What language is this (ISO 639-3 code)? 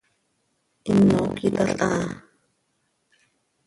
sei